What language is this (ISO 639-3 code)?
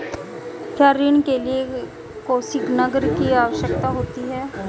hin